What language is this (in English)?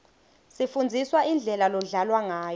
Swati